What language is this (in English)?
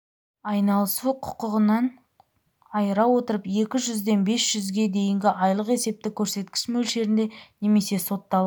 Kazakh